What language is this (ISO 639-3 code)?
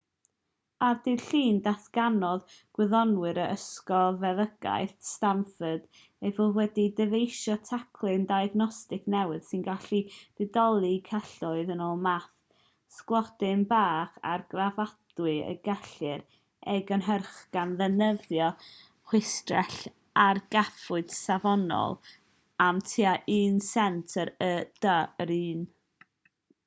cym